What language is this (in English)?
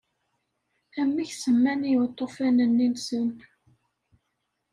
Kabyle